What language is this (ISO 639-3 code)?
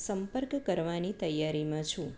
guj